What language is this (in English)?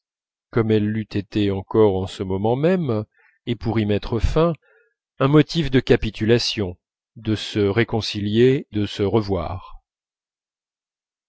French